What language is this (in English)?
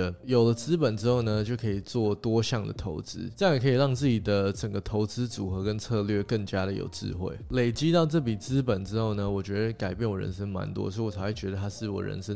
Chinese